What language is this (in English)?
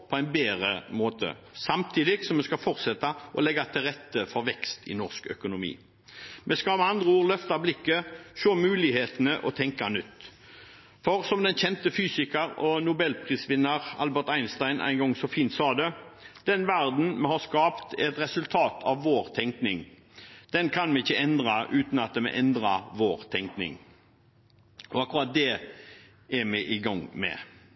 Norwegian Bokmål